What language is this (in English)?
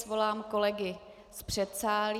Czech